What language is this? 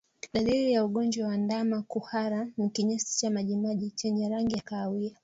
Swahili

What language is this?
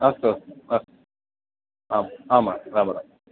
Sanskrit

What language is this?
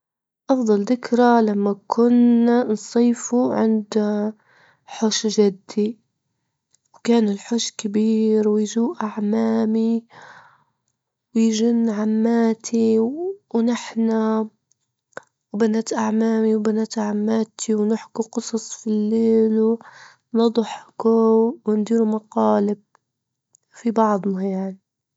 Libyan Arabic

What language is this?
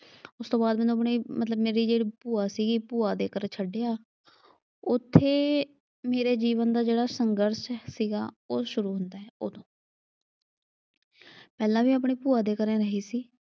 Punjabi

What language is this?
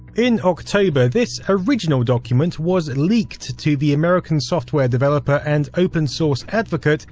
English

